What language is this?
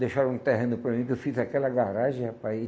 Portuguese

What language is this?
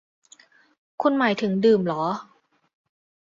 Thai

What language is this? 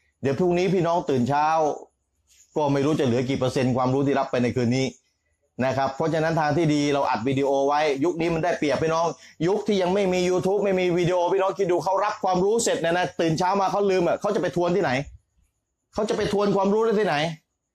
Thai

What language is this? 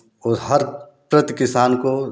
Hindi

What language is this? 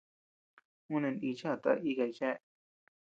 Tepeuxila Cuicatec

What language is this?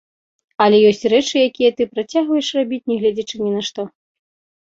Belarusian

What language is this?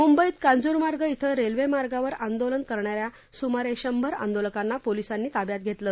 Marathi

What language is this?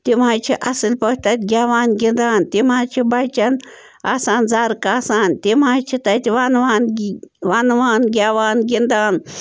Kashmiri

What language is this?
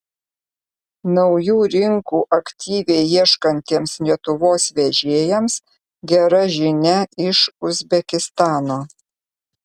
Lithuanian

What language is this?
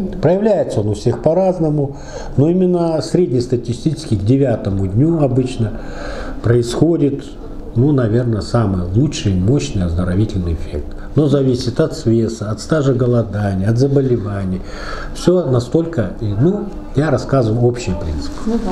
Russian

